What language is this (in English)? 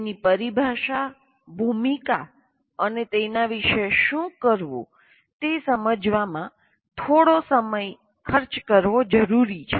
Gujarati